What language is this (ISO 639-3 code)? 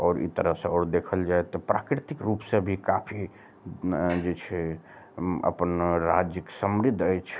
mai